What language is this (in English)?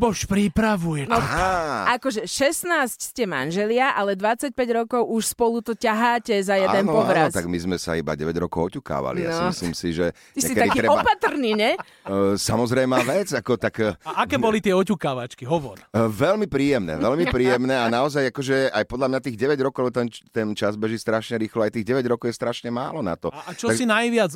Slovak